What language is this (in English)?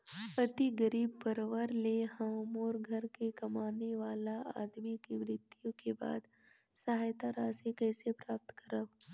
Chhattisgarhi